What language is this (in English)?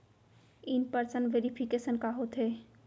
Chhattisgarhi